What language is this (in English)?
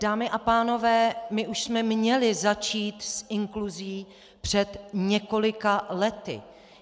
Czech